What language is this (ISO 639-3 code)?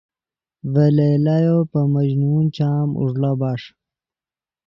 ydg